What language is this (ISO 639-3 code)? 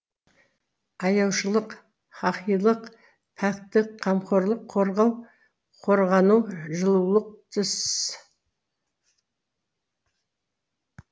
kaz